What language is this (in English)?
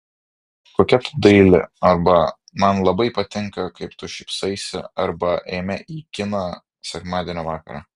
Lithuanian